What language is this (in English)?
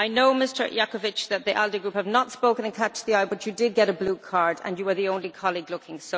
English